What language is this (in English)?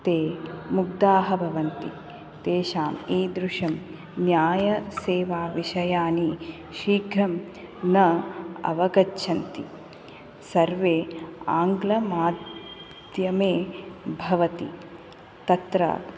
Sanskrit